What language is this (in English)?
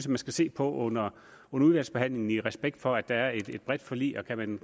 Danish